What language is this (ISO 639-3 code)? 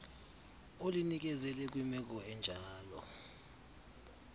xho